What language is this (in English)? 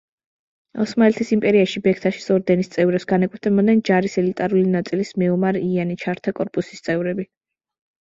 Georgian